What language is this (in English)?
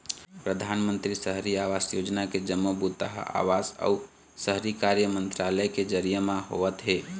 Chhattisgarhi